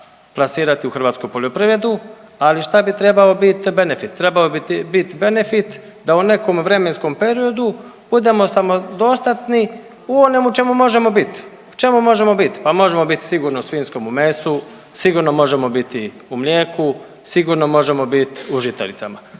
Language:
Croatian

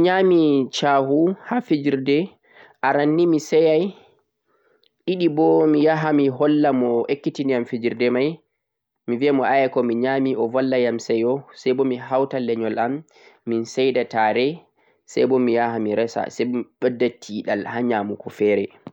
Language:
Central-Eastern Niger Fulfulde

